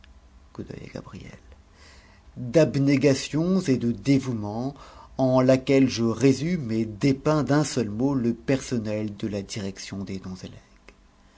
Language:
French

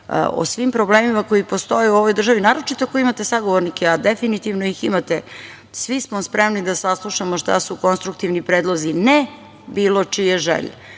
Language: Serbian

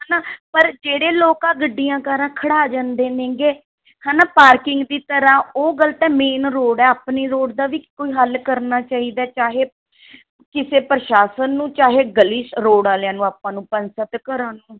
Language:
Punjabi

